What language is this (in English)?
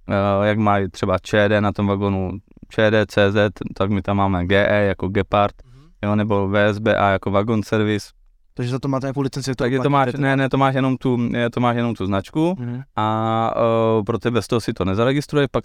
Czech